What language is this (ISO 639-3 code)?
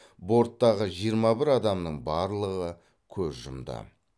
kaz